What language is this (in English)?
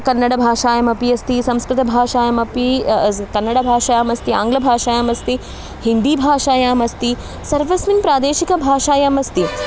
Sanskrit